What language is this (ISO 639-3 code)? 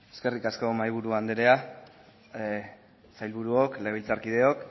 eus